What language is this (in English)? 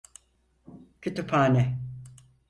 Turkish